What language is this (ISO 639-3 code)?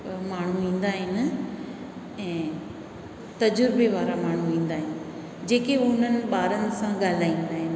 snd